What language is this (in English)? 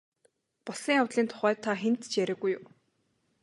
Mongolian